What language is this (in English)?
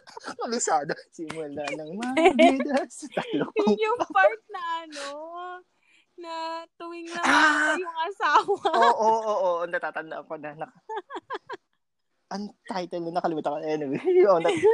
Filipino